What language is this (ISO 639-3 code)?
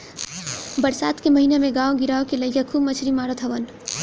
bho